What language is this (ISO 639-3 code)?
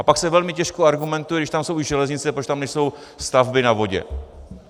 ces